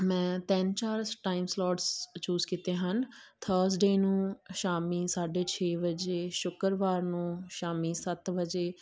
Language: Punjabi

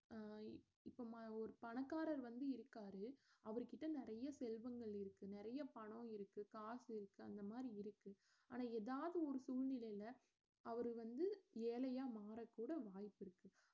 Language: Tamil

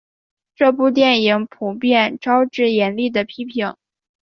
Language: Chinese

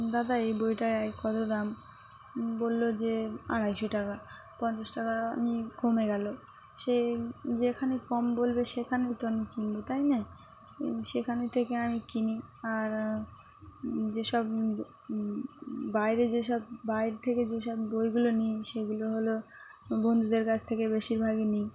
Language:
Bangla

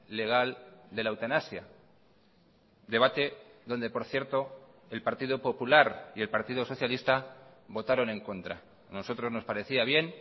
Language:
Spanish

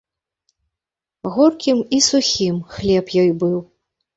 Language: Belarusian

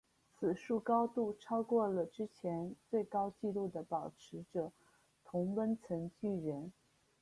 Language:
Chinese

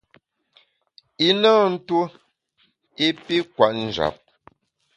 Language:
Bamun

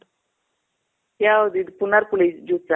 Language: Kannada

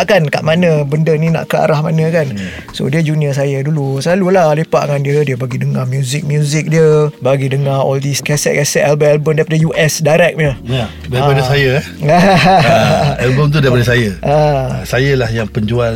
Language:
Malay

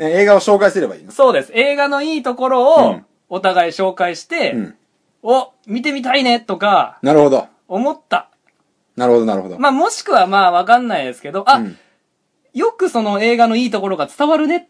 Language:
Japanese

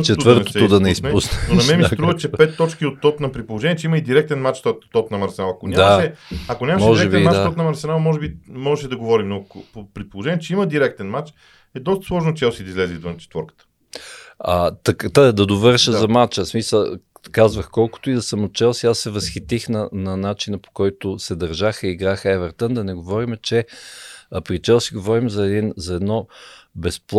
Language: Bulgarian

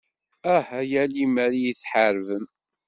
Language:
Kabyle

